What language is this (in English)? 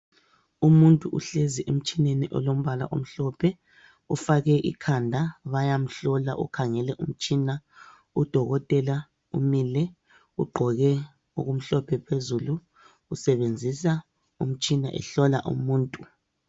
North Ndebele